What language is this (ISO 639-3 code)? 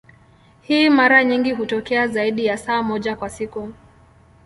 swa